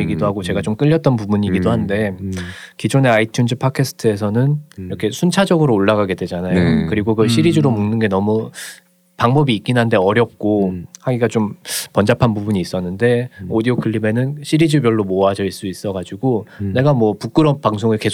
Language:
Korean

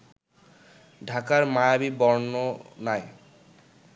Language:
Bangla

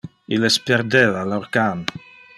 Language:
Interlingua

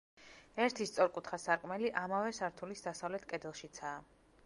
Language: Georgian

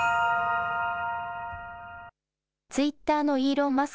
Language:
Japanese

